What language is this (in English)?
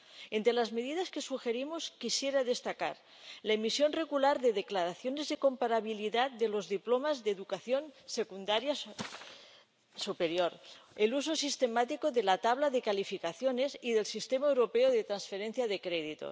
Spanish